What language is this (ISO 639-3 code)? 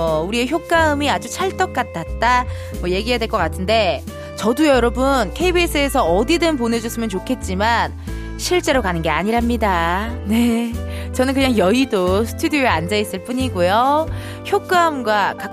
kor